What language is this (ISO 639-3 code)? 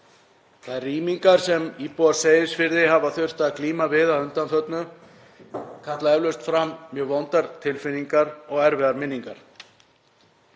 isl